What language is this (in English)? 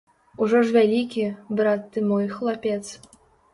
Belarusian